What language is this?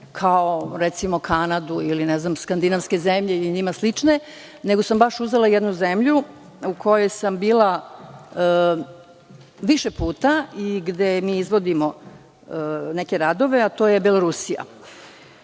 Serbian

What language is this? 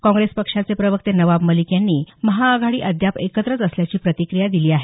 Marathi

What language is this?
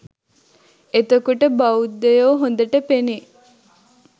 Sinhala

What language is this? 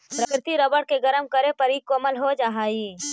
Magahi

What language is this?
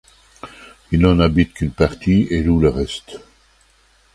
French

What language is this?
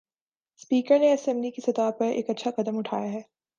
Urdu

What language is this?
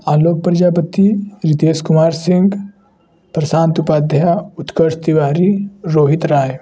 Hindi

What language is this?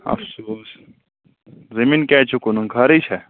Kashmiri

